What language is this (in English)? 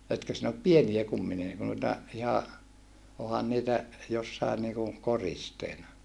Finnish